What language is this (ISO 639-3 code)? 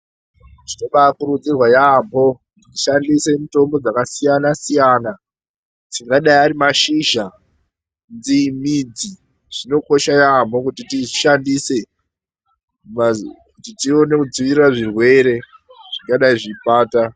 ndc